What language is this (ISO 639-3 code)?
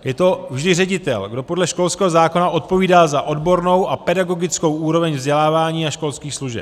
ces